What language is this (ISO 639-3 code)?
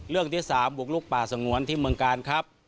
tha